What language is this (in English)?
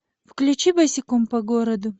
Russian